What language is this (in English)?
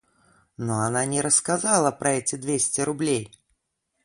Russian